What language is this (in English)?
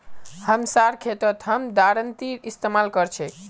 Magahi